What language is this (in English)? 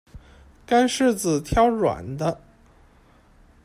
Chinese